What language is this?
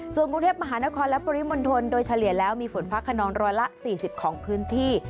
Thai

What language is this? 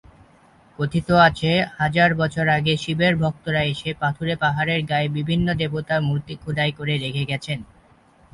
Bangla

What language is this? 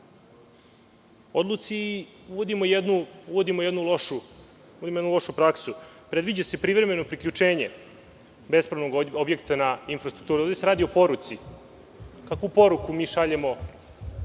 Serbian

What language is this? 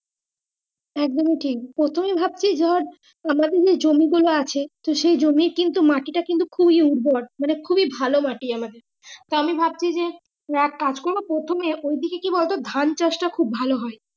Bangla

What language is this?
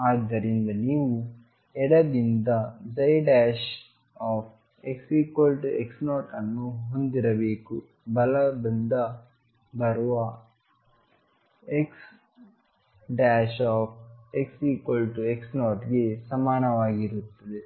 Kannada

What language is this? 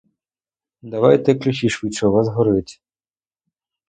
Ukrainian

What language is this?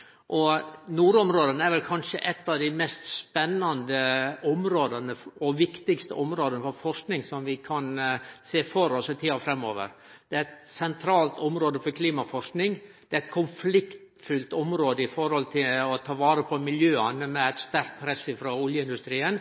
Norwegian Nynorsk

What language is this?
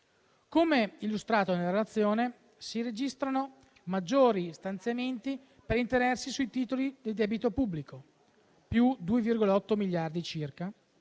Italian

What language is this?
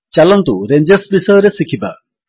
Odia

